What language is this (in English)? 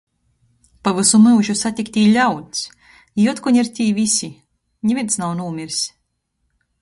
Latgalian